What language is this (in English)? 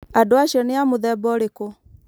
Kikuyu